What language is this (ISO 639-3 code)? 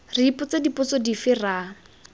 tsn